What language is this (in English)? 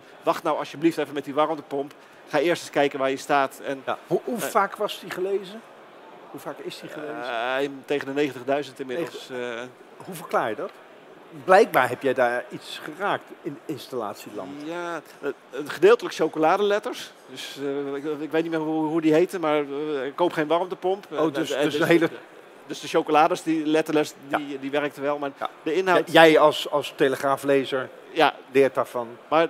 Dutch